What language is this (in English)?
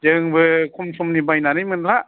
Bodo